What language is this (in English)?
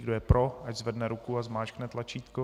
Czech